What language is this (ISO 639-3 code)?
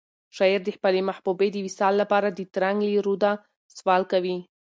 pus